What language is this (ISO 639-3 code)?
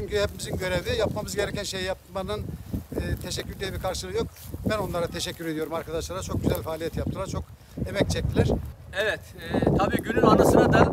tur